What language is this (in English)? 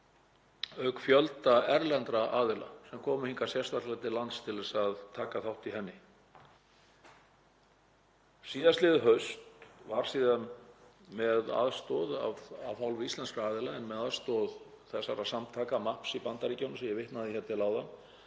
Icelandic